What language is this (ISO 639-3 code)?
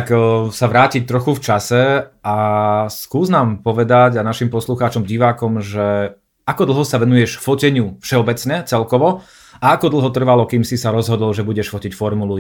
slk